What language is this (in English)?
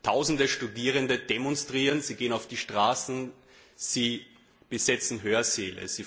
German